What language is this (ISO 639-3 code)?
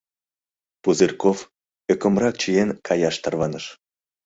chm